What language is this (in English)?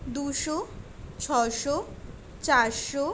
Bangla